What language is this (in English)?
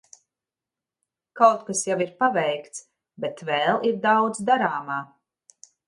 Latvian